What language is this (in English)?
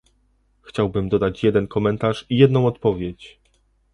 Polish